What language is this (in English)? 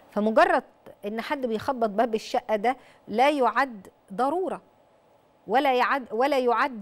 Arabic